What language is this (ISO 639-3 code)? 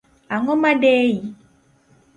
luo